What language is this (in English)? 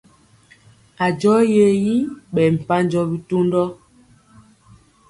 Mpiemo